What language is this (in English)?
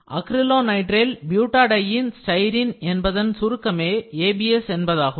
Tamil